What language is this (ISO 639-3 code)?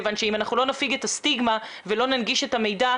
heb